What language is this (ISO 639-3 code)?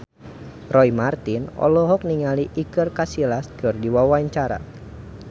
sun